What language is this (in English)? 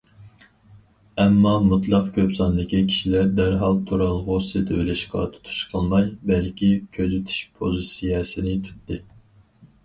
Uyghur